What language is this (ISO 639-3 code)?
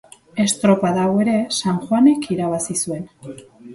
eus